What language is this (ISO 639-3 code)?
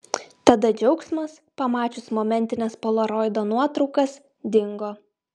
lit